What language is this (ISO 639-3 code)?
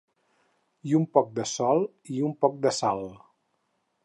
cat